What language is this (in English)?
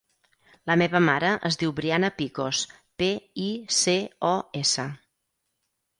Catalan